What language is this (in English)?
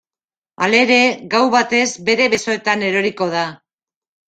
Basque